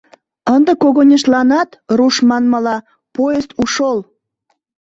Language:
Mari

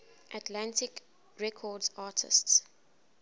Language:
English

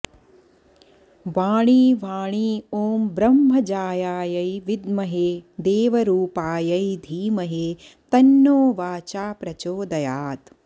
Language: Sanskrit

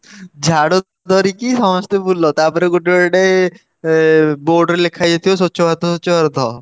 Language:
Odia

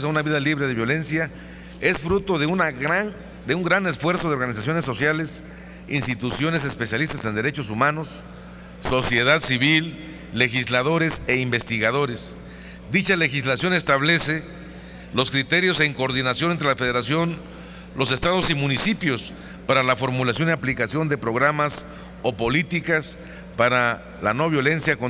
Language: Spanish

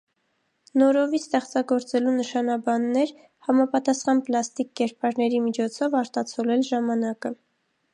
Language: Armenian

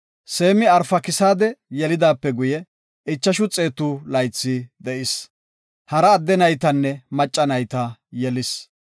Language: Gofa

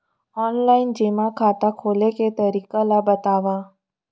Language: Chhattisgarhi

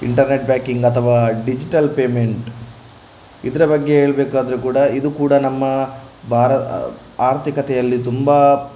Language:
Kannada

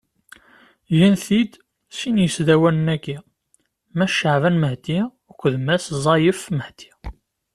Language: Kabyle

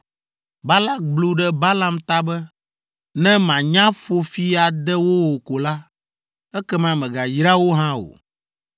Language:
Ewe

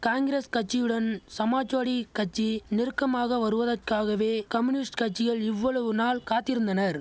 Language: Tamil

